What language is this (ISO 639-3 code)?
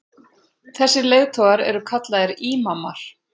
isl